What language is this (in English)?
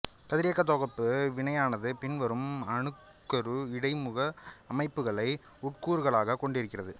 Tamil